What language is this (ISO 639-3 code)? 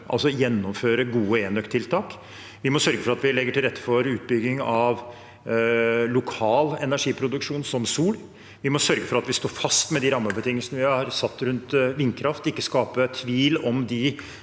nor